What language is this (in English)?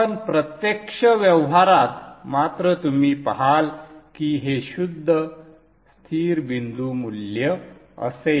Marathi